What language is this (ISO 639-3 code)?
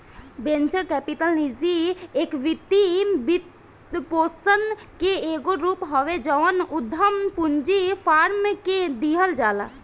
bho